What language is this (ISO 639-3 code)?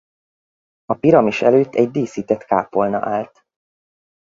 hun